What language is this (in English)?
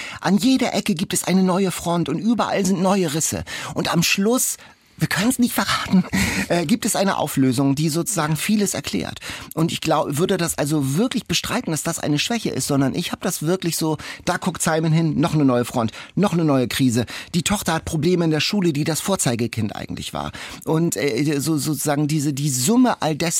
German